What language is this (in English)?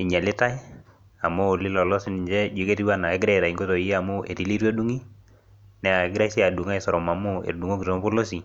Masai